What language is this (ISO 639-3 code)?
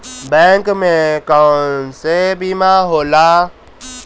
bho